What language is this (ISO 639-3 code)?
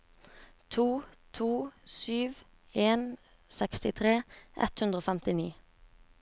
nor